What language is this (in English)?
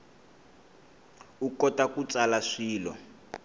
Tsonga